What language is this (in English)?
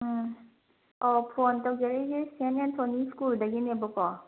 Manipuri